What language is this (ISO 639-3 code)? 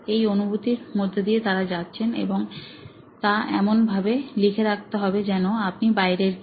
ben